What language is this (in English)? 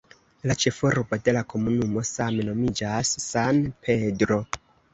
Esperanto